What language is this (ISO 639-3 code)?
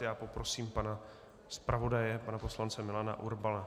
ces